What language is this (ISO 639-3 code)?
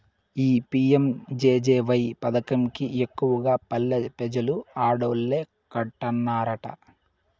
tel